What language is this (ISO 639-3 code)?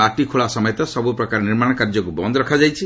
ori